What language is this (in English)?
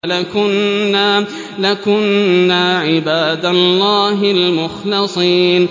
Arabic